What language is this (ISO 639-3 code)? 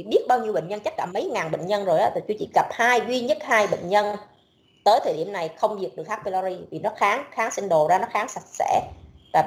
vie